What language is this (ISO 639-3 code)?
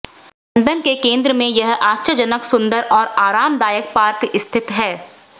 hin